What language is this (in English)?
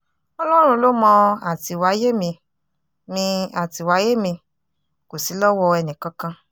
Yoruba